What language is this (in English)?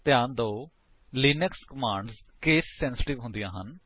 Punjabi